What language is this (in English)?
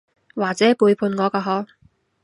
Cantonese